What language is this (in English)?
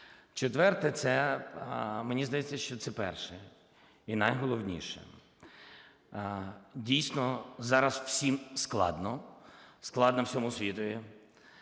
Ukrainian